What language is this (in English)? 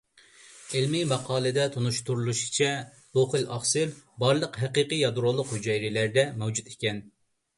Uyghur